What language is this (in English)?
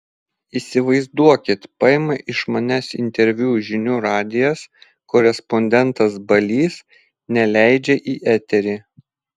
Lithuanian